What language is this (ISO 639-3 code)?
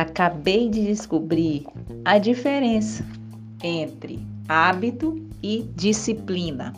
por